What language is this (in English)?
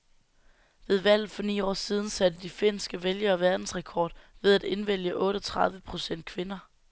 Danish